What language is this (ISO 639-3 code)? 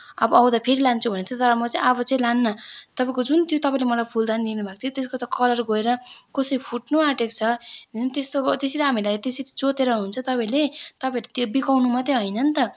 nep